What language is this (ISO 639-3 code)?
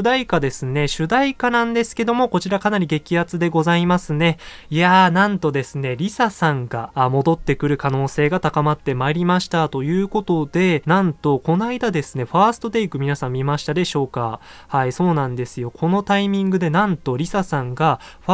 jpn